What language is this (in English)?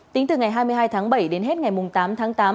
Vietnamese